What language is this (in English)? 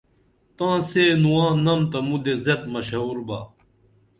Dameli